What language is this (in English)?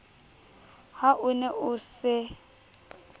Southern Sotho